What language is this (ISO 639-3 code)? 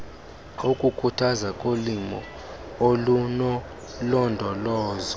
xho